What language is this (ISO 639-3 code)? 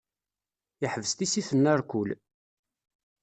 kab